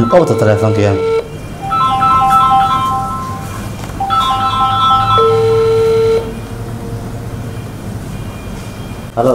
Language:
Turkish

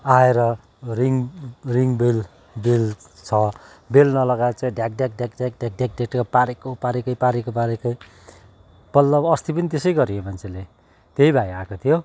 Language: Nepali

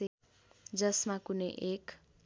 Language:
Nepali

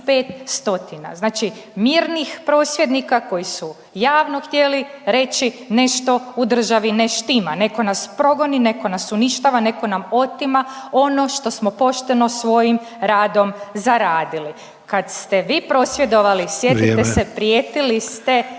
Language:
Croatian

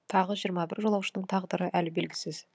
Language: Kazakh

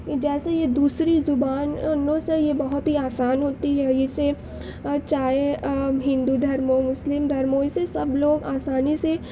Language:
Urdu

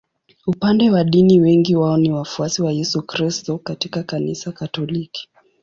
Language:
Swahili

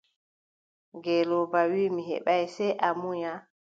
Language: Adamawa Fulfulde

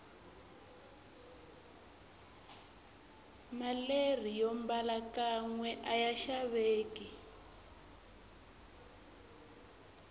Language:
Tsonga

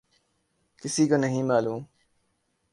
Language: Urdu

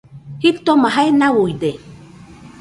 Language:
Nüpode Huitoto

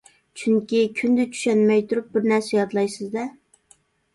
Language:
Uyghur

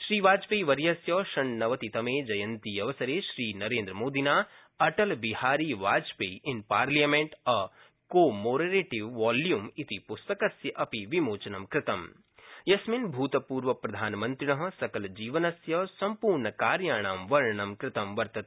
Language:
Sanskrit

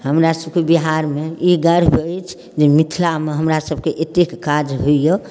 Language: Maithili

